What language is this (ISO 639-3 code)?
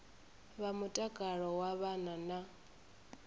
ven